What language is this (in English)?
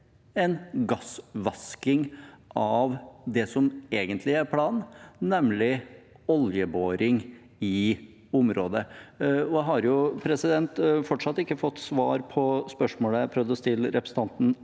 Norwegian